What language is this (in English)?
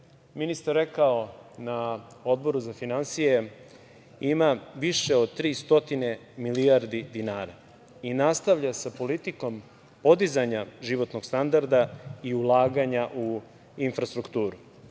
Serbian